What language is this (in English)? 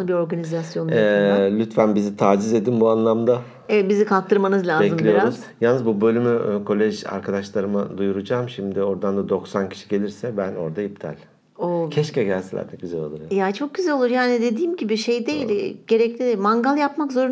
Turkish